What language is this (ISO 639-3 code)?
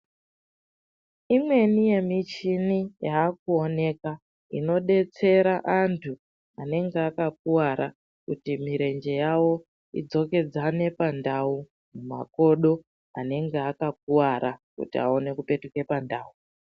ndc